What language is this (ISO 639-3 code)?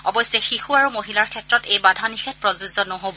asm